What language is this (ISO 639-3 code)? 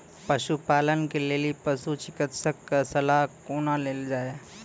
mai